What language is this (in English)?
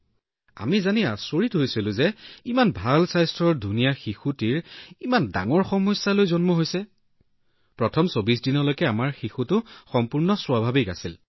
Assamese